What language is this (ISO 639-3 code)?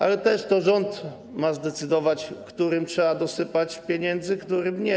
pol